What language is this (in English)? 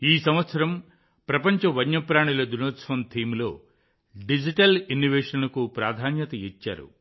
Telugu